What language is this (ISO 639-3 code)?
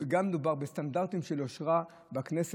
heb